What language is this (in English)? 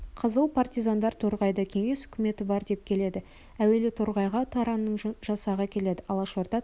Kazakh